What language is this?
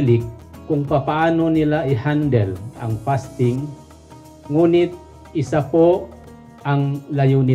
Filipino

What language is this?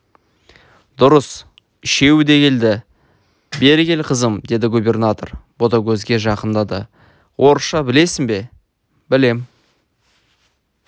Kazakh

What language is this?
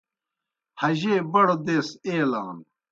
Kohistani Shina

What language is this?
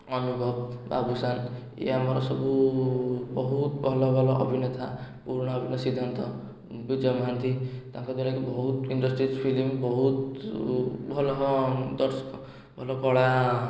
Odia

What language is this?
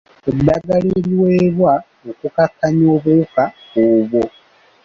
Ganda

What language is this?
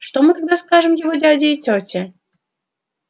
Russian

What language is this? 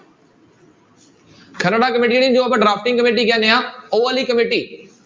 Punjabi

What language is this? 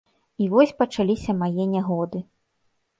Belarusian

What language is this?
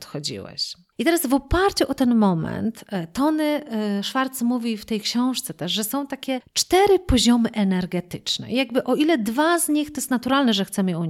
Polish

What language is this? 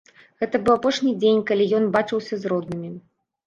Belarusian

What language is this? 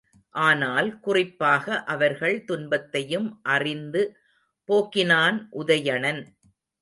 Tamil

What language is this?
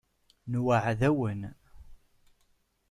Kabyle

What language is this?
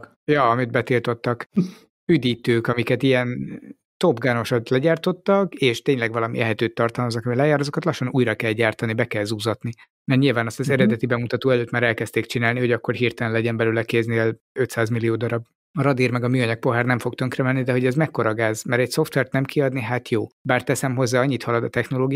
Hungarian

